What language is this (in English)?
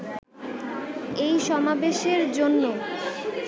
Bangla